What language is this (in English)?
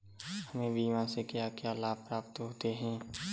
Hindi